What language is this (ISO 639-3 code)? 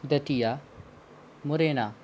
hin